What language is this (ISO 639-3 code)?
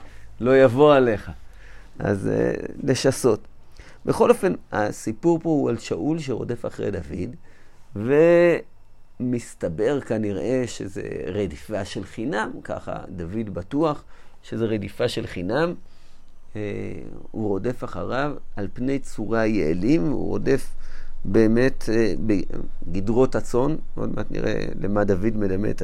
heb